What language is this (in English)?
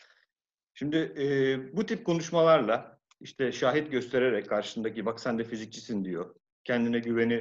Turkish